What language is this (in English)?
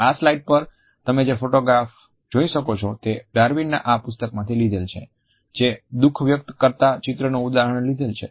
Gujarati